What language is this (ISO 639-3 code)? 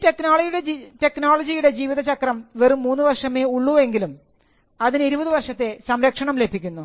mal